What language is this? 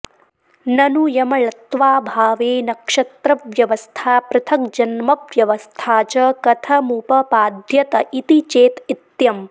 Sanskrit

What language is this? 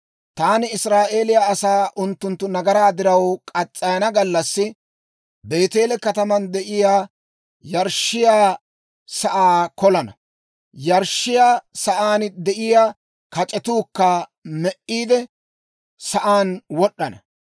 Dawro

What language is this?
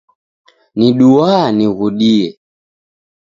Taita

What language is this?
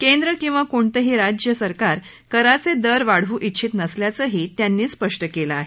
Marathi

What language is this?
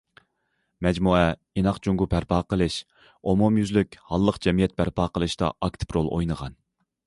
Uyghur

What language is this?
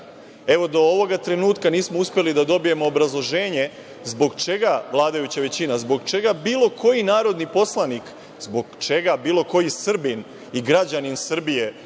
Serbian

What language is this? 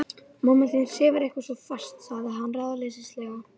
Icelandic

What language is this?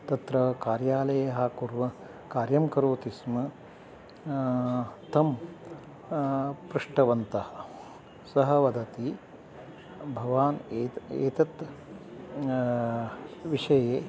Sanskrit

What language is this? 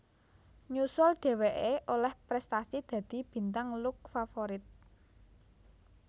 Javanese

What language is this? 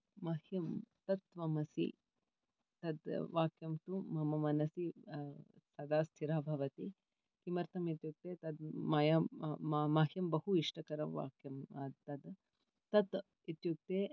Sanskrit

